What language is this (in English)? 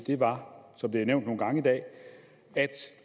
Danish